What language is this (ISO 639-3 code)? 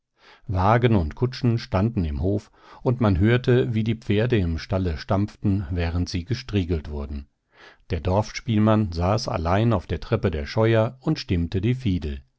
deu